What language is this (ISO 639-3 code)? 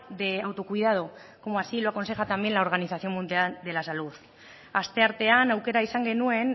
spa